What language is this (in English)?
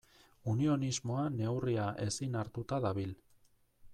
Basque